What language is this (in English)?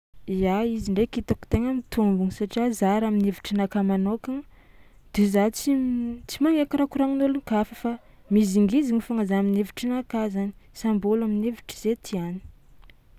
Tsimihety Malagasy